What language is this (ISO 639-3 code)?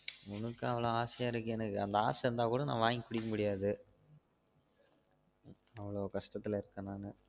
tam